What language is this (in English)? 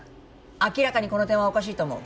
Japanese